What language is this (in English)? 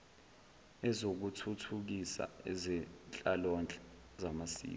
Zulu